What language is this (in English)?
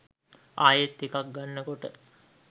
Sinhala